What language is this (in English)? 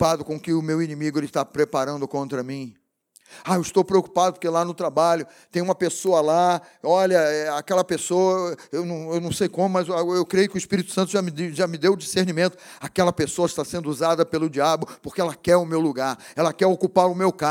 Portuguese